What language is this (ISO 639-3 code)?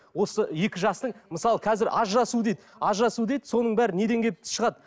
kaz